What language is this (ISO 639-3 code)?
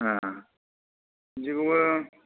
brx